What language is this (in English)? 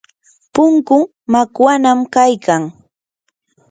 Yanahuanca Pasco Quechua